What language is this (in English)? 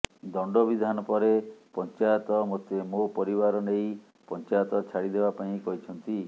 Odia